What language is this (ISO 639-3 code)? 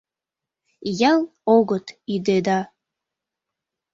chm